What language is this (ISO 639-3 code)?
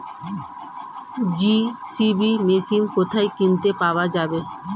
ben